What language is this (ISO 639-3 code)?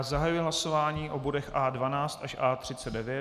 ces